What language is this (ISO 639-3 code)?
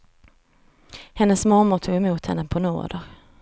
swe